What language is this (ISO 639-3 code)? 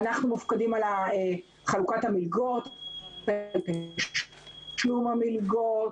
heb